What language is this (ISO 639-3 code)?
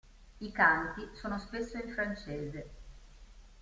ita